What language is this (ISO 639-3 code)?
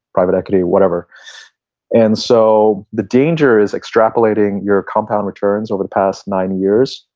eng